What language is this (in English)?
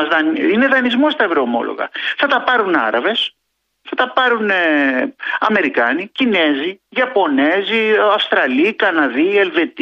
Greek